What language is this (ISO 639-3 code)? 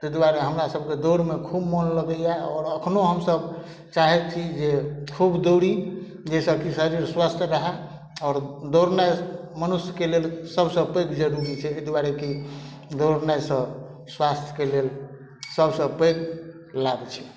mai